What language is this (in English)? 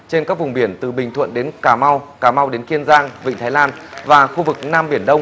Vietnamese